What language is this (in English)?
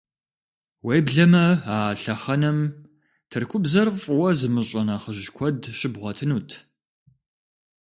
Kabardian